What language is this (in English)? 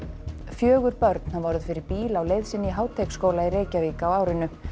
Icelandic